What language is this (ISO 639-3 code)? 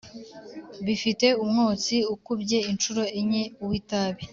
kin